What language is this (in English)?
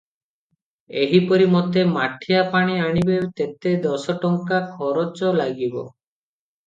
Odia